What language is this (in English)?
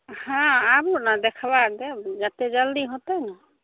Maithili